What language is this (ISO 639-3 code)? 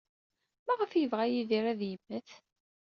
kab